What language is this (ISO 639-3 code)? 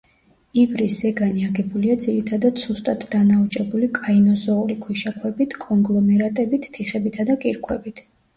kat